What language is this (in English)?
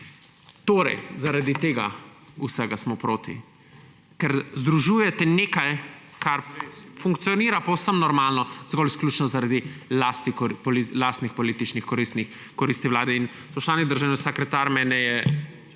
Slovenian